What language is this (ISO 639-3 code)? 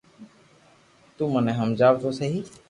lrk